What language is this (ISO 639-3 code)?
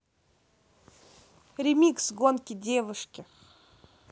rus